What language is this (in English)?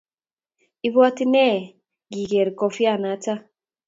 Kalenjin